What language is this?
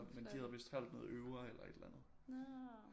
Danish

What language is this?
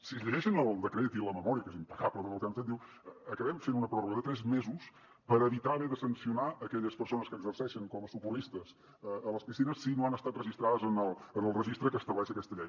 Catalan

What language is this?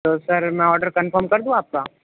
Urdu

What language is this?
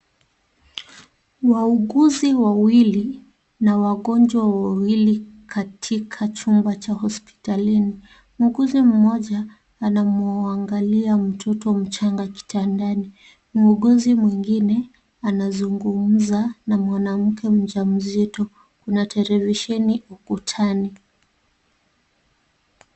Swahili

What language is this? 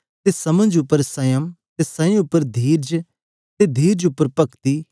Dogri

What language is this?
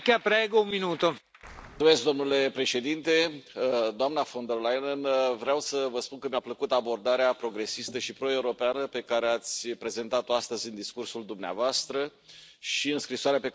Romanian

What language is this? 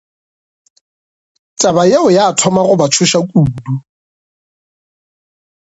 Northern Sotho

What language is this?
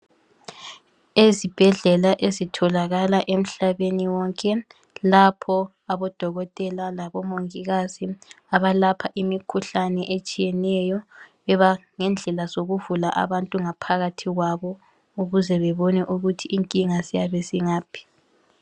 North Ndebele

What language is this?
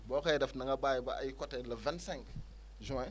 Wolof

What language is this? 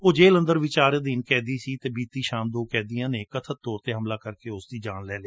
Punjabi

